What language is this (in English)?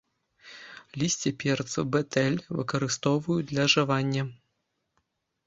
Belarusian